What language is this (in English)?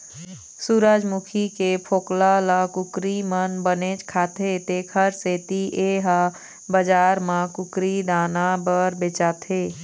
Chhattisgarhi